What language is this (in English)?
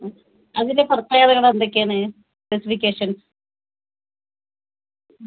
Malayalam